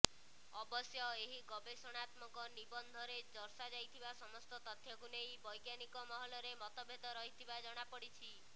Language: Odia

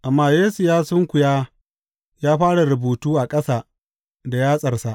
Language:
Hausa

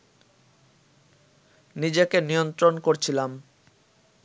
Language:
Bangla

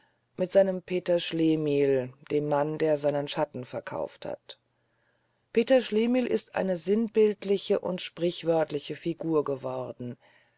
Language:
German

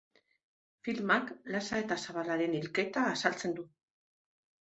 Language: Basque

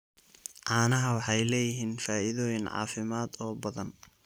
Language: Somali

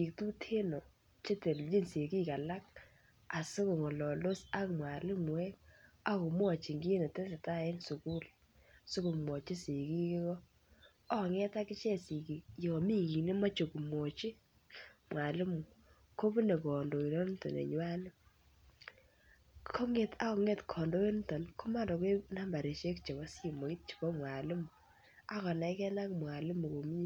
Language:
Kalenjin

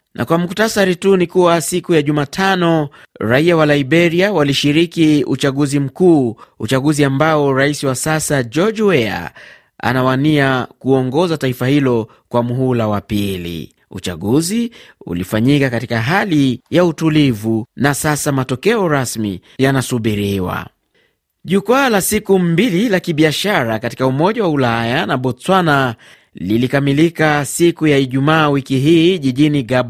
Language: Swahili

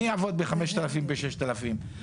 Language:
Hebrew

